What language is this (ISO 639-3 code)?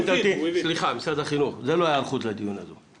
heb